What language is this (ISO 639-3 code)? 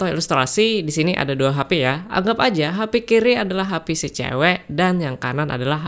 ind